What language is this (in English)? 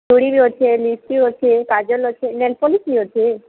Odia